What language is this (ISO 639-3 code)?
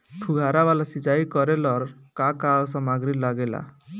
bho